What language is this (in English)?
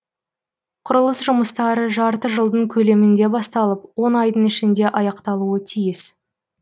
Kazakh